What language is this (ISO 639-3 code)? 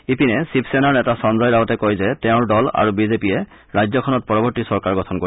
asm